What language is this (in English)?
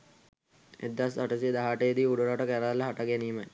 Sinhala